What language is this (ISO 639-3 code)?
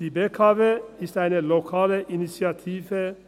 gsw